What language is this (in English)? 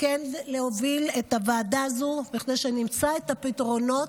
Hebrew